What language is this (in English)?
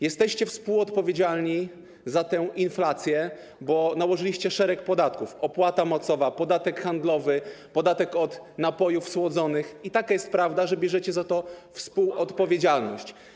Polish